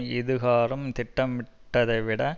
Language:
Tamil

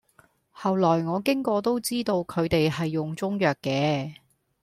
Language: Cantonese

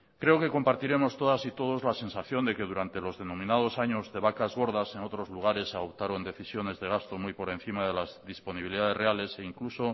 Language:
Spanish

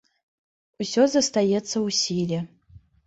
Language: Belarusian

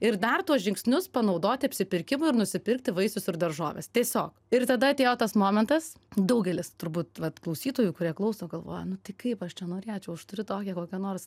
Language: Lithuanian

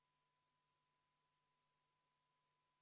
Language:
Estonian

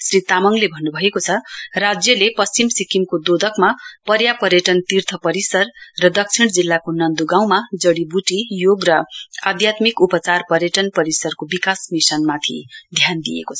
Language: Nepali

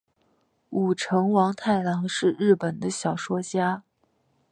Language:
Chinese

